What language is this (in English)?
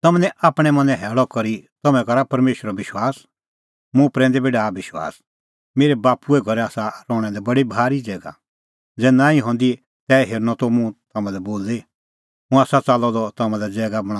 Kullu Pahari